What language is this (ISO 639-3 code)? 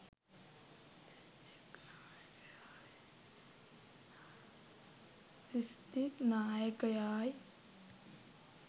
sin